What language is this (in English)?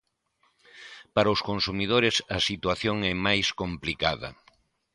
Galician